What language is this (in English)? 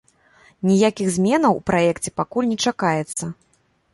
Belarusian